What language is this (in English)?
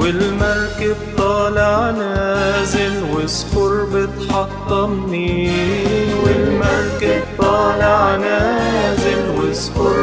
Arabic